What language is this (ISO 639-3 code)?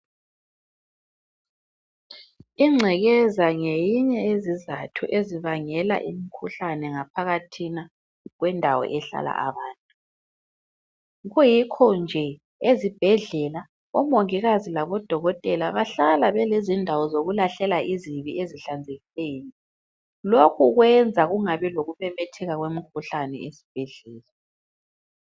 nde